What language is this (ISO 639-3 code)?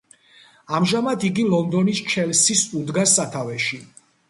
kat